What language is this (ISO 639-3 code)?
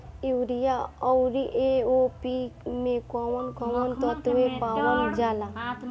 bho